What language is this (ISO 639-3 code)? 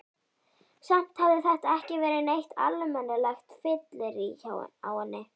isl